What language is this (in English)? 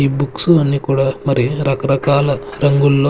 Telugu